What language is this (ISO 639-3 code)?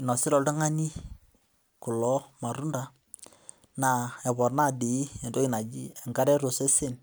mas